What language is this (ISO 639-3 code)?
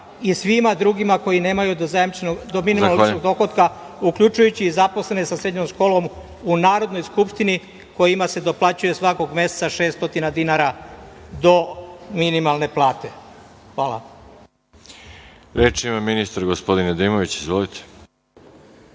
srp